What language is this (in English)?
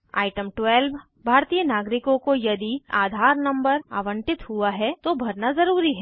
Hindi